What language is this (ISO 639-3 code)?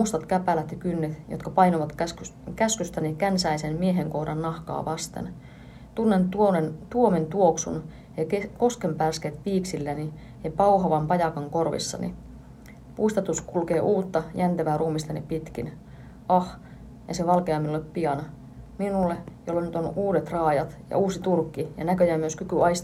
fin